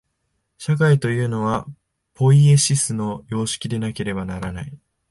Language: Japanese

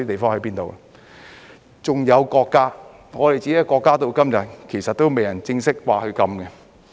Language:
Cantonese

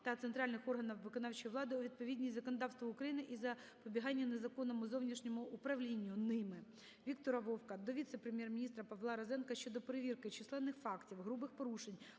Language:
Ukrainian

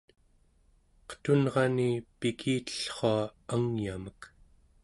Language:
Central Yupik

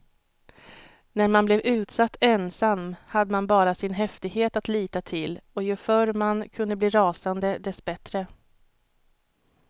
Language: Swedish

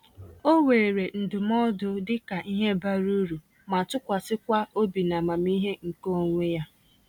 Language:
Igbo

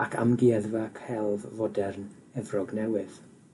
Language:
Welsh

